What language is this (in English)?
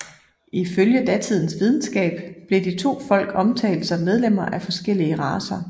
Danish